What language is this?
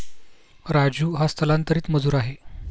Marathi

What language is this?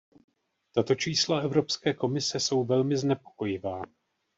Czech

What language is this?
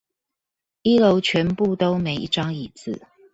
Chinese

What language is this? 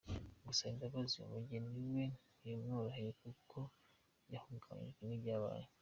Kinyarwanda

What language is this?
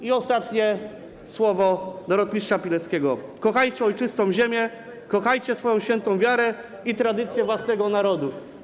Polish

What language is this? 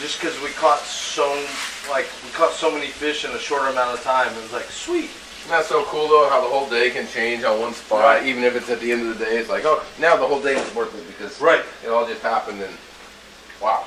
English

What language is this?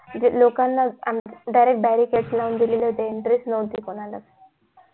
Marathi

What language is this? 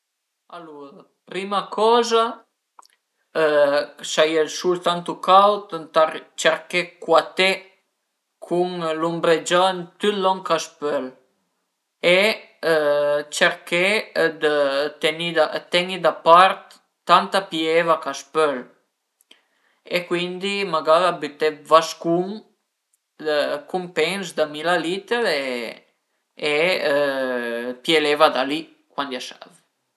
Piedmontese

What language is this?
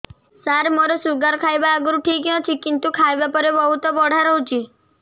Odia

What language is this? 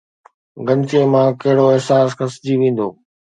Sindhi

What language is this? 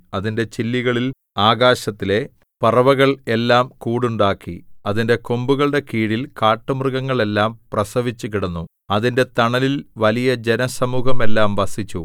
Malayalam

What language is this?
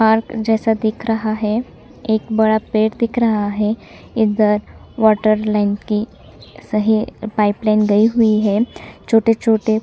Hindi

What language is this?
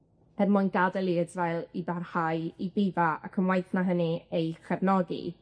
Welsh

